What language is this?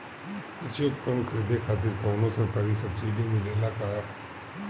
Bhojpuri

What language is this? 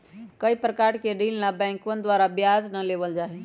Magahi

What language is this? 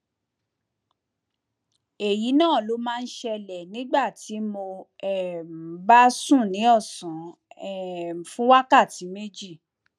Yoruba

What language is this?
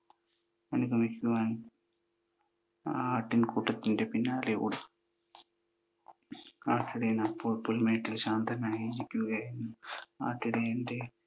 Malayalam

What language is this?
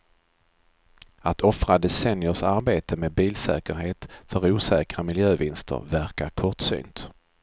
Swedish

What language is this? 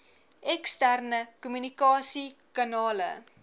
Afrikaans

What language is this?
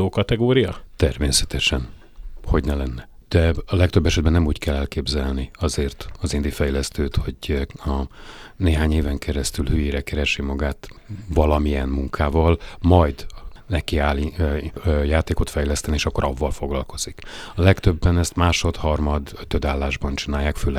Hungarian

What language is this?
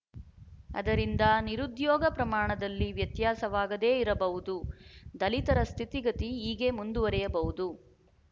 Kannada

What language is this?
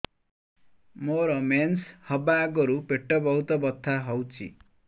Odia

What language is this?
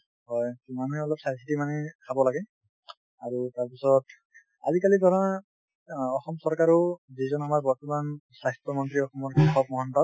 Assamese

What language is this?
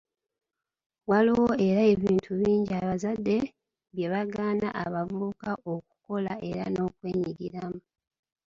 Ganda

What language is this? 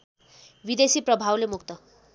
Nepali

